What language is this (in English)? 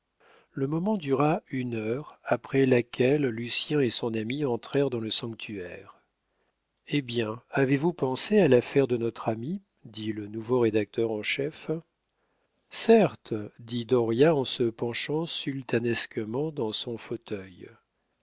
French